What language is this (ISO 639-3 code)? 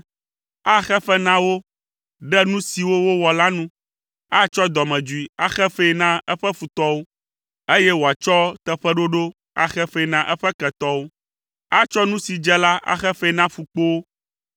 ewe